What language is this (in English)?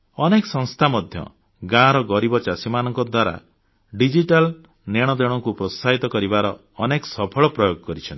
Odia